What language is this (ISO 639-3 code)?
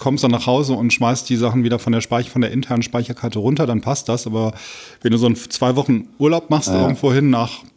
deu